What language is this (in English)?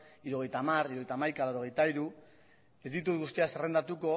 Basque